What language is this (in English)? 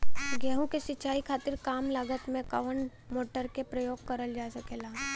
Bhojpuri